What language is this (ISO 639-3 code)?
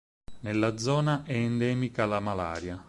ita